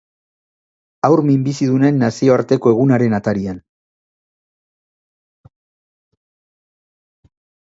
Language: Basque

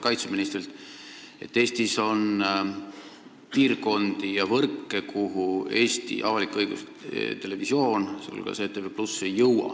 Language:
Estonian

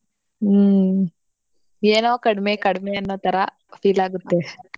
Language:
Kannada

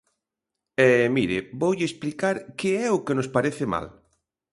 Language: Galician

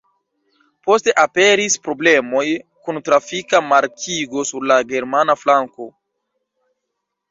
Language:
Esperanto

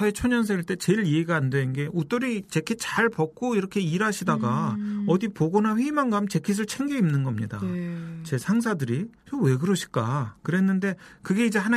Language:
Korean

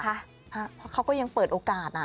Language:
Thai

